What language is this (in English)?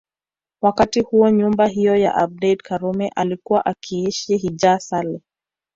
Swahili